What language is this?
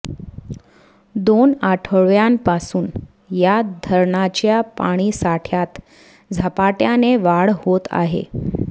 Marathi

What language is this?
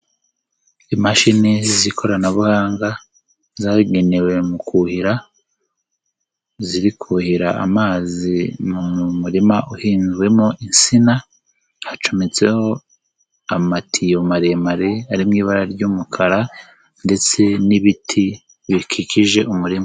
Kinyarwanda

